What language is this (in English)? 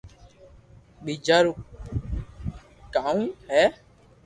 Loarki